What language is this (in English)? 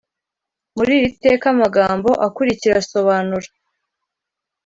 Kinyarwanda